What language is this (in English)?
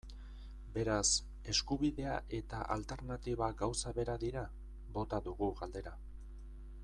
Basque